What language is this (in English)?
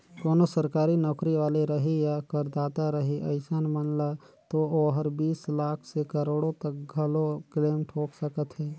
Chhattisgarhi